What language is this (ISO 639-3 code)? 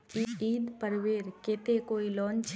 mag